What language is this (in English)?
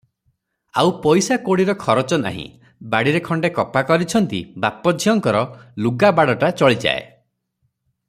Odia